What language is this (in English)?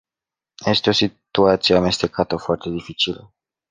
Romanian